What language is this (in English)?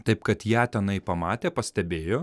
Lithuanian